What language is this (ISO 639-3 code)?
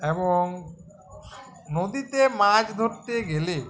ben